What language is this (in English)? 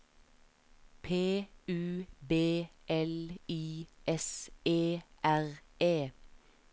Norwegian